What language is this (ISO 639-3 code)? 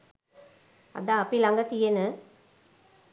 sin